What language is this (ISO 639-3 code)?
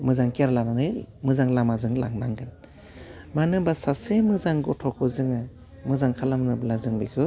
brx